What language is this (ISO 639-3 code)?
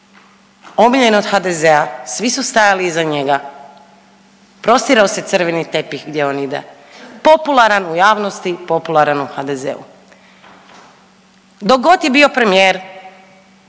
hrv